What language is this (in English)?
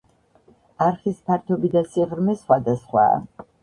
Georgian